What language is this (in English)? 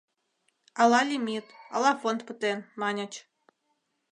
Mari